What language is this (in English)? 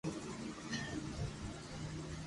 Loarki